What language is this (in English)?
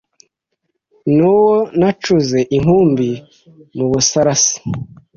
Kinyarwanda